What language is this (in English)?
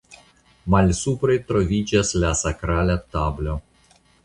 Esperanto